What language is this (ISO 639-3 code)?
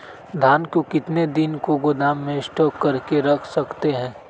mag